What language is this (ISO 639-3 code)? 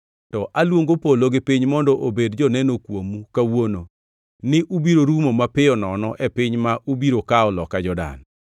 luo